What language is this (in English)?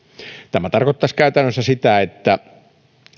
Finnish